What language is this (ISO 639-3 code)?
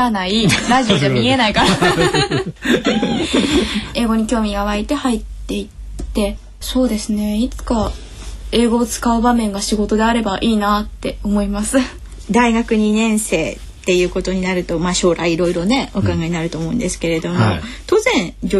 jpn